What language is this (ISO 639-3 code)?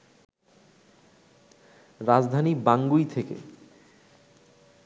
ben